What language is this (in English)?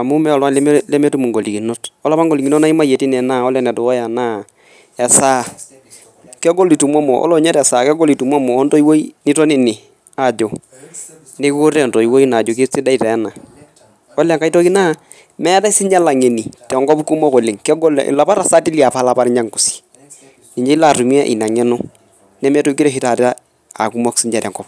Masai